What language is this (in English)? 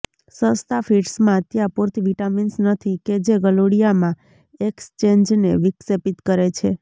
Gujarati